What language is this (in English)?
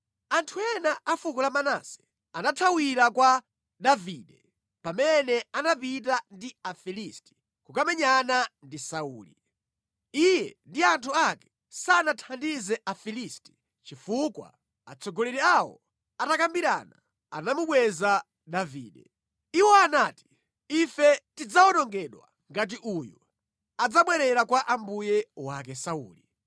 Nyanja